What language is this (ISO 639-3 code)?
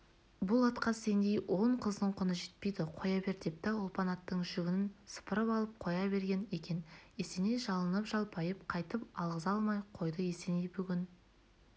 kaz